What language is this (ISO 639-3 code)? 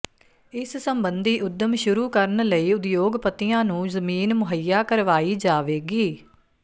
pan